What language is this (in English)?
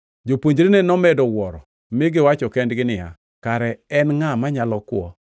Luo (Kenya and Tanzania)